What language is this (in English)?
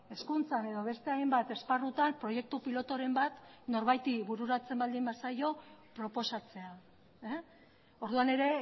Basque